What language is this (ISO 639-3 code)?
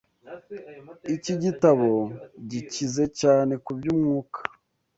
kin